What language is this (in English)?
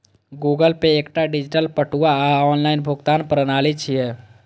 Maithili